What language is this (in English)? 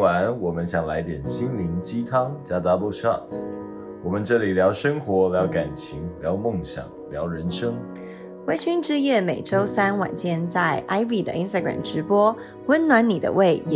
Chinese